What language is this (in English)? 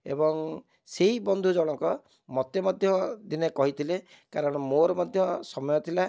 Odia